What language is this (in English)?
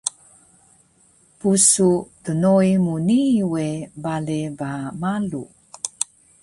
Taroko